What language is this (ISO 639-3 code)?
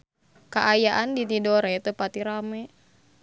sun